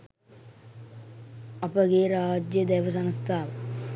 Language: Sinhala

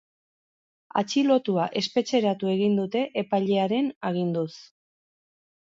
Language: Basque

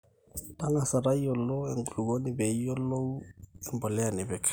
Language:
Masai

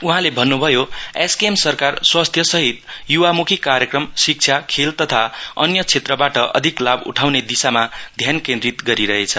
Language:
Nepali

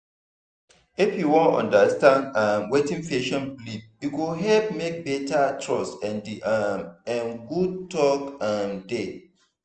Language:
Nigerian Pidgin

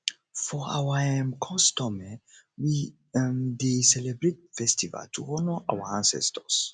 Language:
Nigerian Pidgin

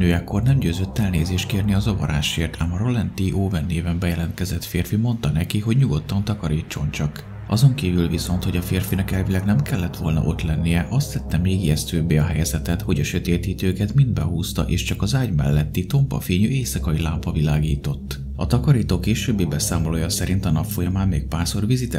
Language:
Hungarian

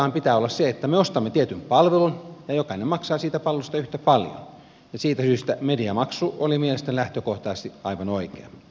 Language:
Finnish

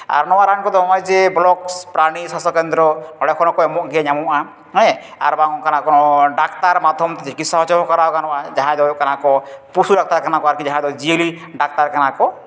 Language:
Santali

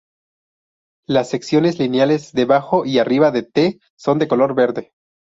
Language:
Spanish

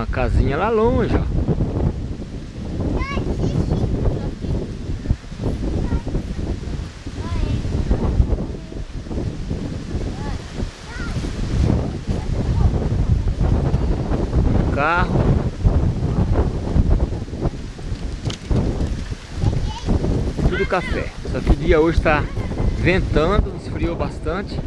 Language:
Portuguese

